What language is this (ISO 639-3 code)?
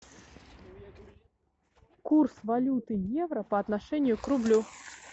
rus